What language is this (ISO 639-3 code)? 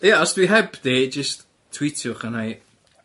cym